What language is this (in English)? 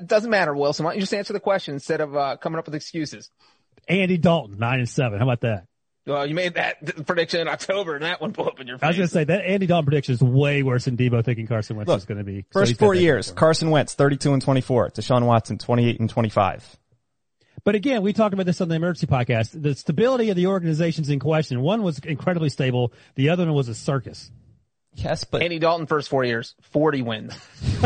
English